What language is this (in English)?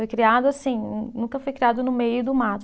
Portuguese